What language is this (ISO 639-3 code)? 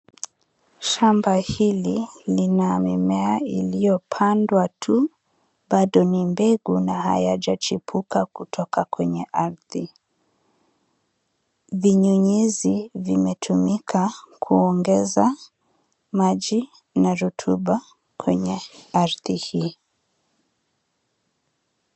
swa